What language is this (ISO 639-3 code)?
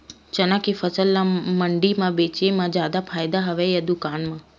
hne